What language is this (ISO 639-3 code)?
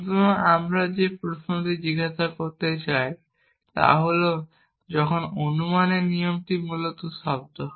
ben